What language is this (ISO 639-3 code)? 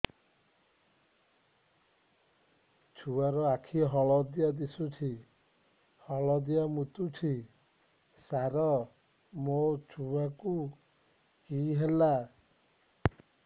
ori